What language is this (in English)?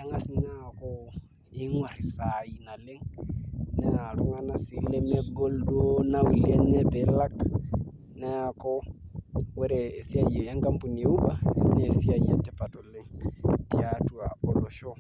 Masai